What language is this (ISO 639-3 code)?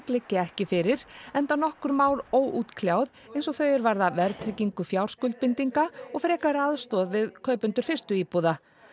isl